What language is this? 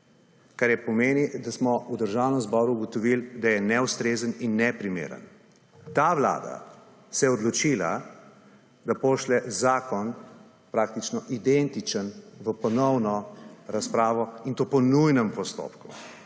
Slovenian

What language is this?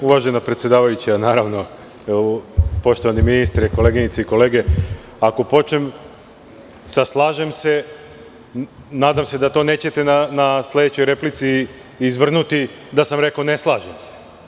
Serbian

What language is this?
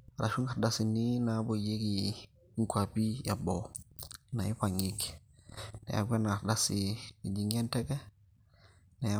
Masai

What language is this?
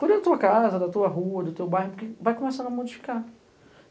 Portuguese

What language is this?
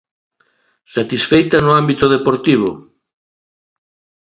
Galician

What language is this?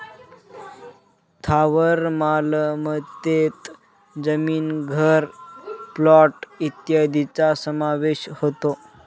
Marathi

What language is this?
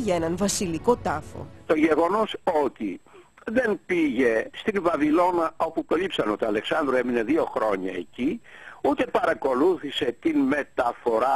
Greek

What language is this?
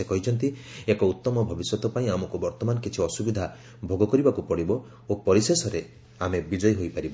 Odia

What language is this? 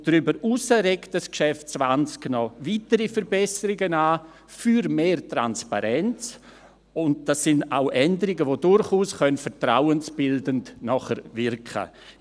Swiss German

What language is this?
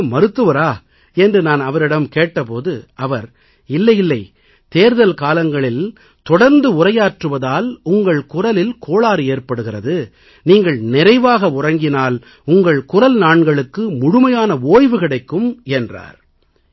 Tamil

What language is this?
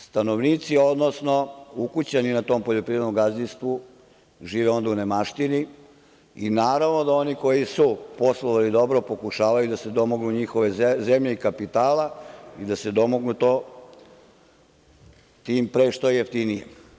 Serbian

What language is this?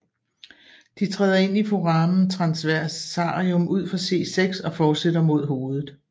Danish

